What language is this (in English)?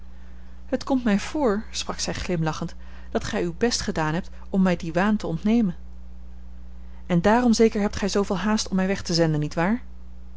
Dutch